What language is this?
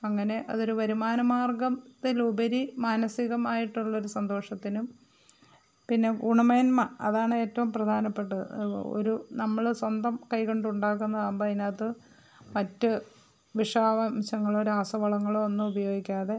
Malayalam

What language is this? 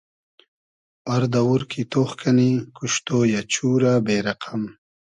Hazaragi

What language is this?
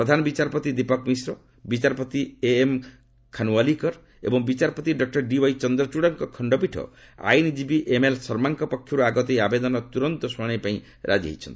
Odia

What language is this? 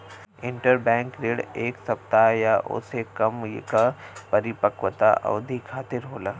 Bhojpuri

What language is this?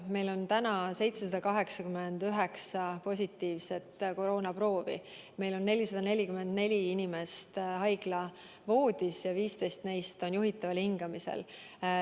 Estonian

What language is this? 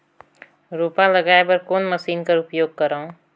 Chhattisgarhi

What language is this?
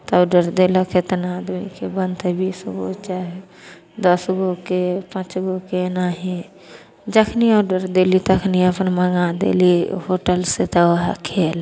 Maithili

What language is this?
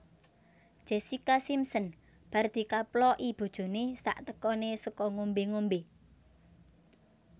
Javanese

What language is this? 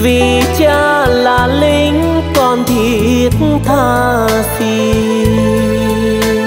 Vietnamese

